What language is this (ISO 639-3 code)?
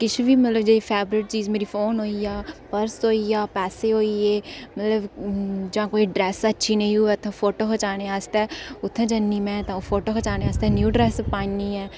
doi